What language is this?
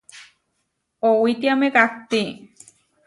Huarijio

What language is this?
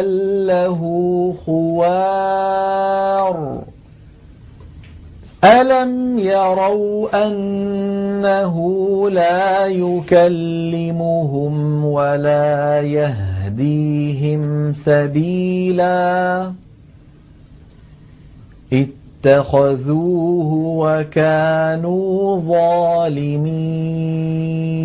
Arabic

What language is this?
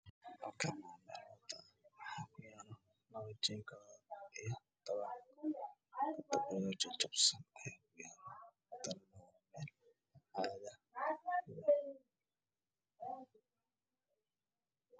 Somali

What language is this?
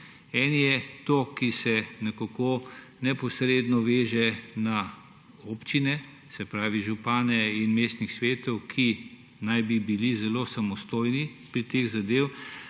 Slovenian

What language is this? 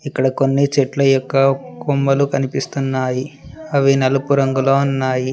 Telugu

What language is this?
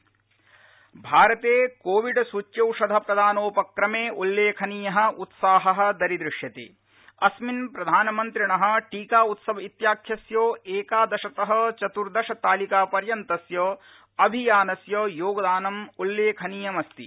Sanskrit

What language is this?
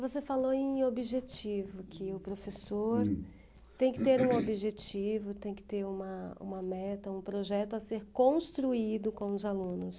Portuguese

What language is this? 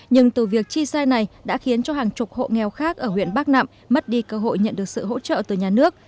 Vietnamese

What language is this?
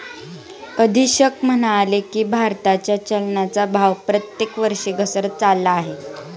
Marathi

